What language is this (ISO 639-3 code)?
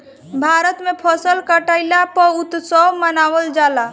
bho